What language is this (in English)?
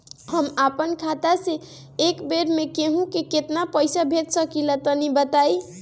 Bhojpuri